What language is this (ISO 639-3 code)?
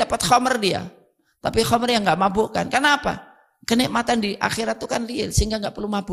ind